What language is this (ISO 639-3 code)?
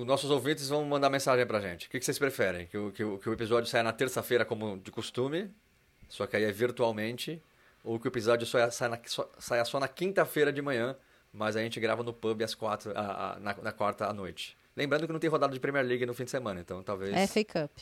por